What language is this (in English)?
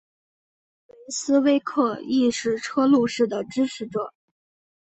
Chinese